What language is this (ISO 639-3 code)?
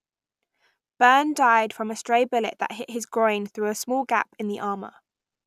eng